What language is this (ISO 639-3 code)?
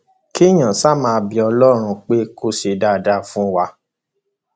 yor